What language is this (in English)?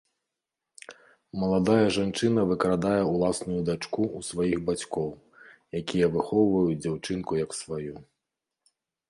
Belarusian